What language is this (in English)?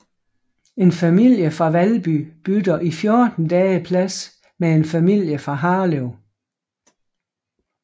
Danish